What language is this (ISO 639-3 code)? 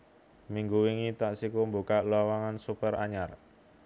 jav